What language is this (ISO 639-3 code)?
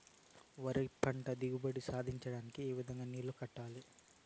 tel